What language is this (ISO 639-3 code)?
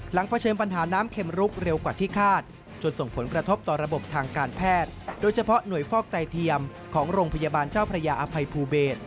tha